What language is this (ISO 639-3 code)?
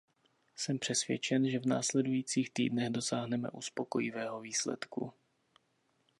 ces